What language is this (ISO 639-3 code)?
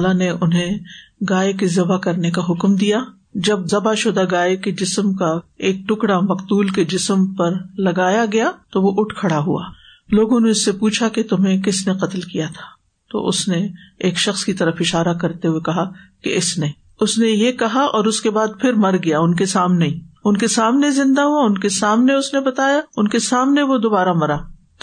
urd